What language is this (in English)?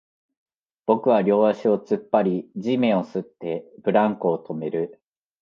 Japanese